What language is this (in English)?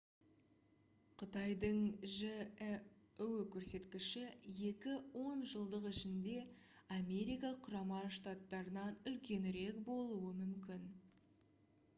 Kazakh